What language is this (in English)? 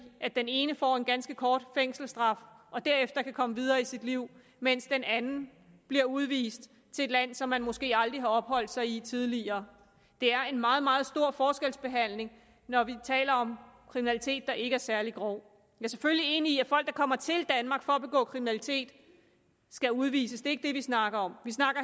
Danish